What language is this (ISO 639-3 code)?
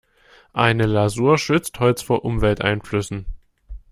deu